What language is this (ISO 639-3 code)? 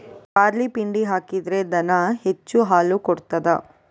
kan